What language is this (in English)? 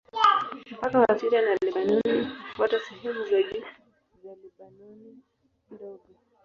Swahili